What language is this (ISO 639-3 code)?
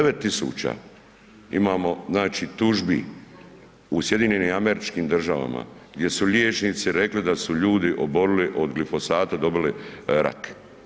hrv